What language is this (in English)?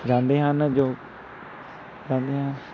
Punjabi